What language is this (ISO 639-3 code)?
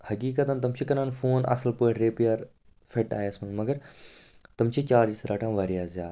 kas